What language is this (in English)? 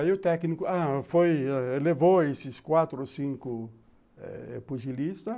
Portuguese